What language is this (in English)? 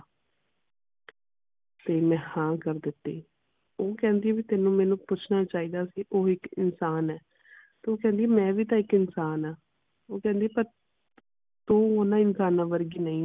Punjabi